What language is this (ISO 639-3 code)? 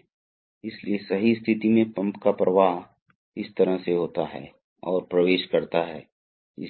hin